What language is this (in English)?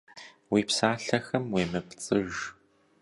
Kabardian